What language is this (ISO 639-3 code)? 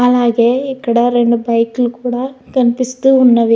tel